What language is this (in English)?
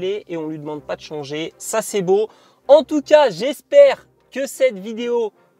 French